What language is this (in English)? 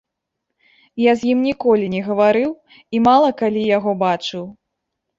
Belarusian